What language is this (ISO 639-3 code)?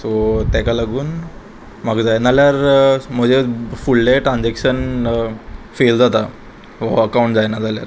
kok